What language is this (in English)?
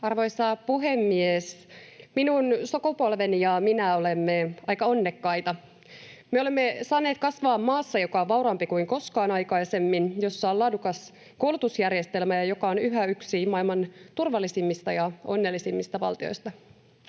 Finnish